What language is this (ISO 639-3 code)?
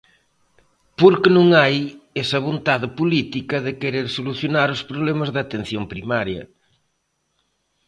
glg